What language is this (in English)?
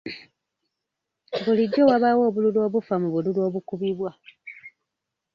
Ganda